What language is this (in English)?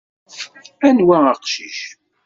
Kabyle